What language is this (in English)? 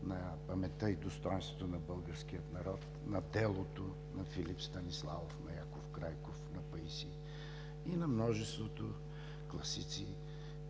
Bulgarian